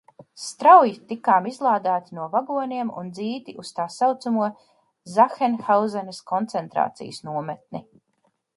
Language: Latvian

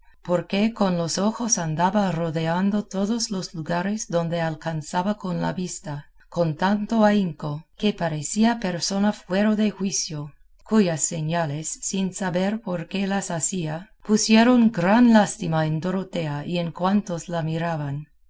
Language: Spanish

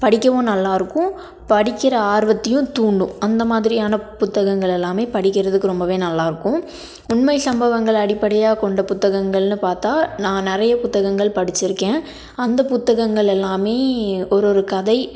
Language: Tamil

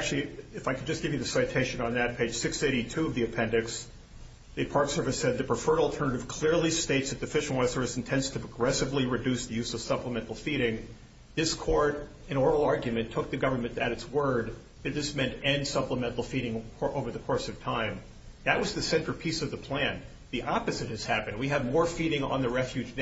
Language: English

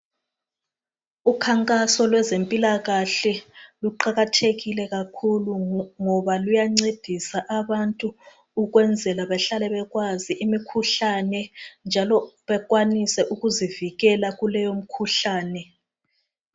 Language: North Ndebele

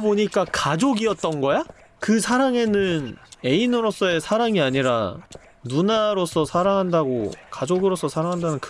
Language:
Korean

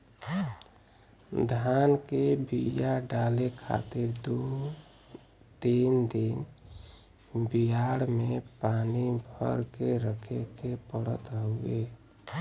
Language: Bhojpuri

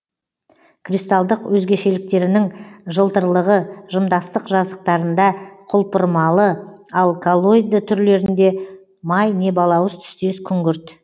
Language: Kazakh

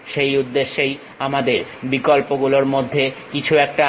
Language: Bangla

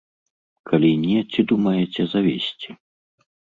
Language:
Belarusian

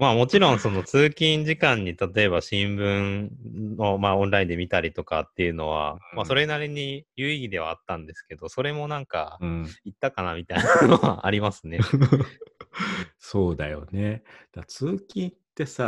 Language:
Japanese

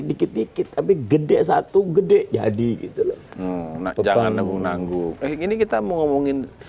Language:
Indonesian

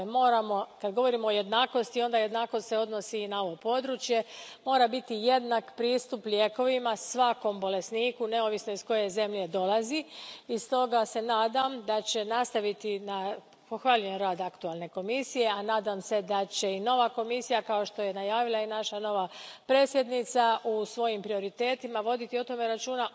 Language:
Croatian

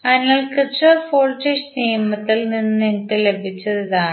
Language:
Malayalam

